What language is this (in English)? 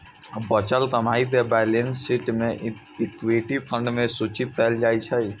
Maithili